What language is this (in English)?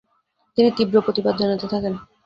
Bangla